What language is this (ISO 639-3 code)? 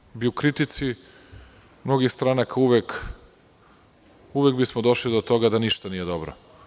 srp